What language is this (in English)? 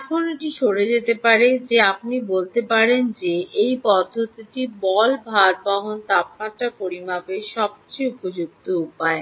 Bangla